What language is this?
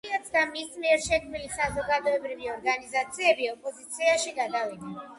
Georgian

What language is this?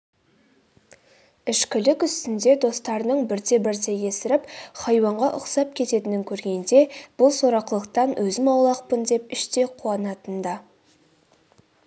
Kazakh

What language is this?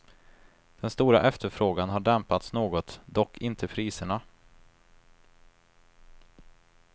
Swedish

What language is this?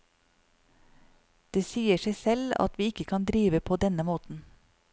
Norwegian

